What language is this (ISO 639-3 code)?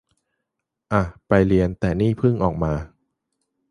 tha